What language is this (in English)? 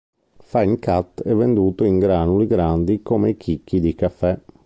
Italian